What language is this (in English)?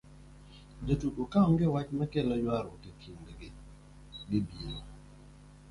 Luo (Kenya and Tanzania)